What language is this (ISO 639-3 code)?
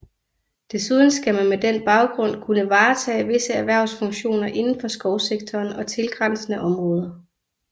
dan